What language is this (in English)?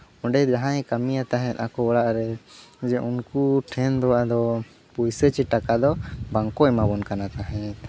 Santali